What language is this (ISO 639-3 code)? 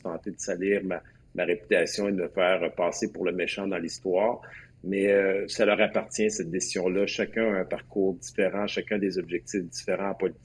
fra